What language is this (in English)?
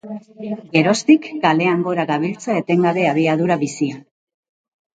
Basque